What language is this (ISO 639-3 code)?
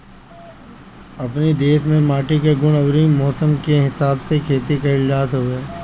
bho